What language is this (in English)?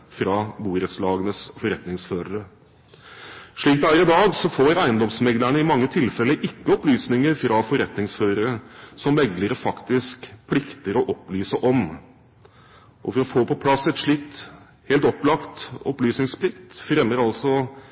Norwegian Bokmål